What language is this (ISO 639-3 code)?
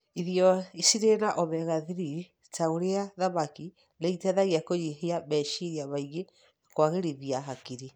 kik